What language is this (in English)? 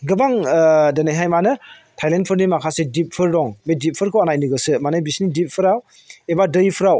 Bodo